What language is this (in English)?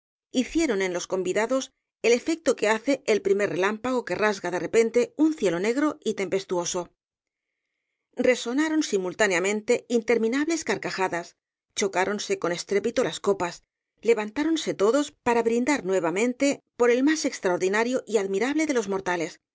Spanish